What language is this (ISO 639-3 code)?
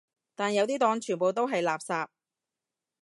yue